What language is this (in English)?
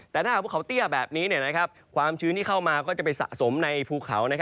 Thai